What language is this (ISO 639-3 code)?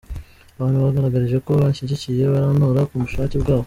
kin